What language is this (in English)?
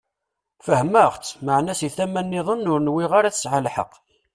Kabyle